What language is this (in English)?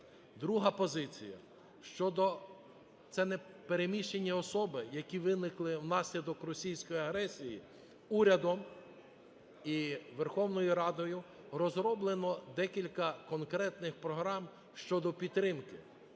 Ukrainian